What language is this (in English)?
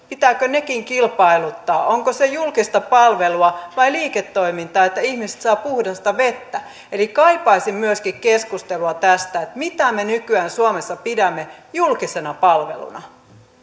Finnish